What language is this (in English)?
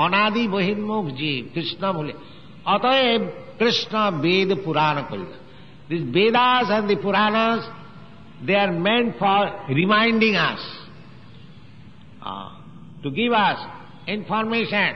English